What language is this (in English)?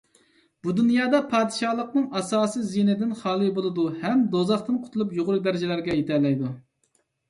Uyghur